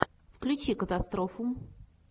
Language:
Russian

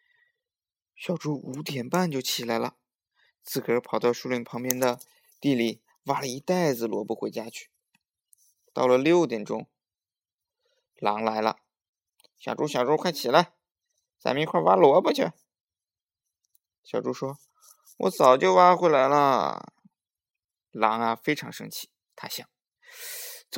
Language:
Chinese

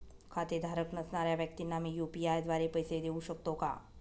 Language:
Marathi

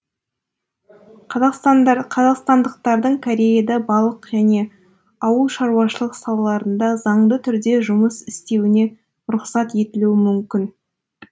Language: Kazakh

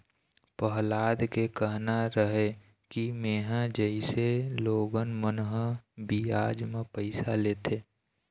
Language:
Chhattisgarhi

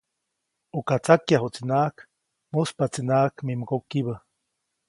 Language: Copainalá Zoque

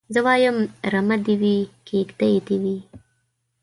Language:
Pashto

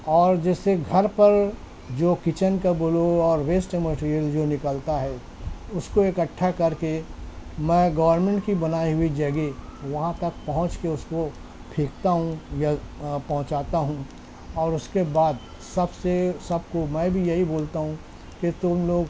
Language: Urdu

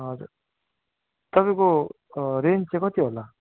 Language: Nepali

